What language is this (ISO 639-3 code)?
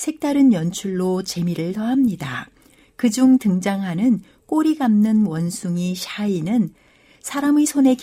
kor